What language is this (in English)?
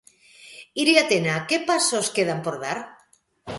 Galician